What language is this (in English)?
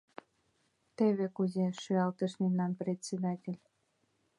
Mari